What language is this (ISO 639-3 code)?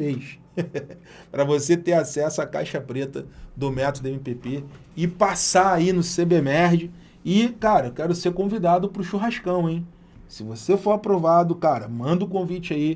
por